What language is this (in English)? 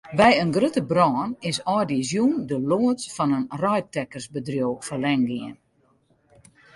Western Frisian